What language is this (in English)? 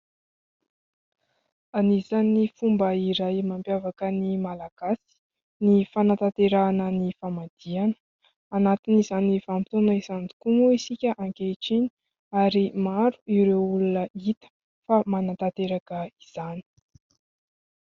Malagasy